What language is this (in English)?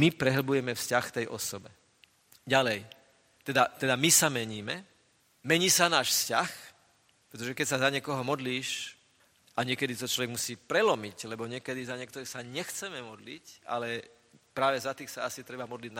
Slovak